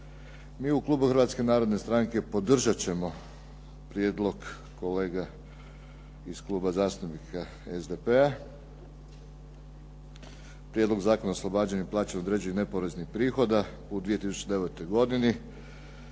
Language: Croatian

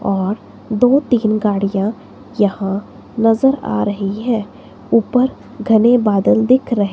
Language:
Hindi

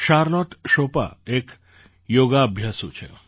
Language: Gujarati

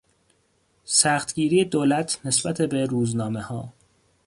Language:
Persian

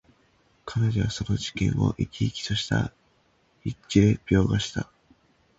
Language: Japanese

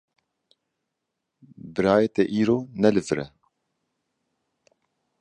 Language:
Kurdish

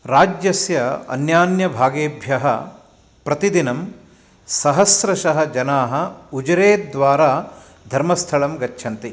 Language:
Sanskrit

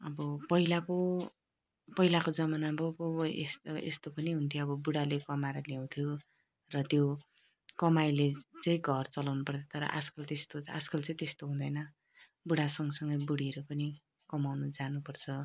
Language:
Nepali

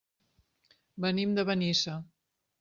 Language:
Catalan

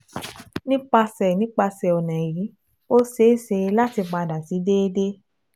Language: Yoruba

